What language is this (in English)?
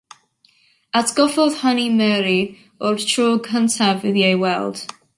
Welsh